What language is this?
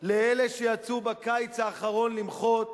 Hebrew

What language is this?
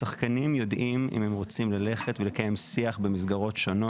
Hebrew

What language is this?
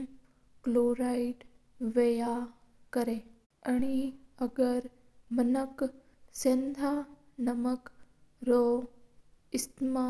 Mewari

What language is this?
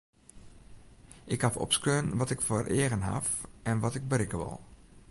Western Frisian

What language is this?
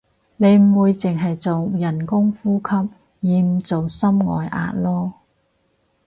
Cantonese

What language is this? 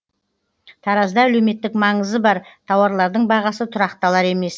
Kazakh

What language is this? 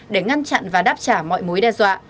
Vietnamese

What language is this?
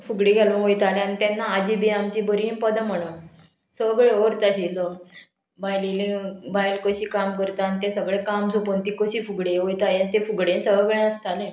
Konkani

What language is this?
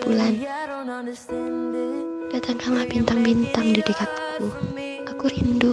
Indonesian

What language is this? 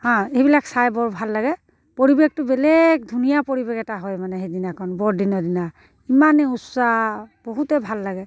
Assamese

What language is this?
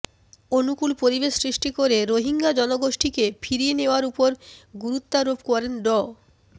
Bangla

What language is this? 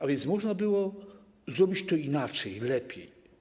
Polish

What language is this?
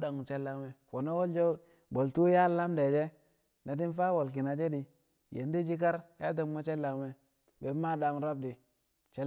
Kamo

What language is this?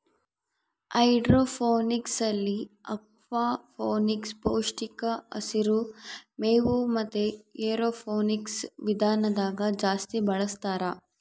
Kannada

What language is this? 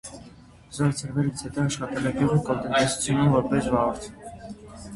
Armenian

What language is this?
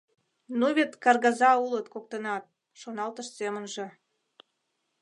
Mari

